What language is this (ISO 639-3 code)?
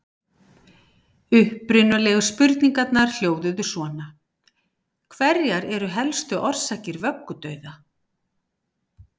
isl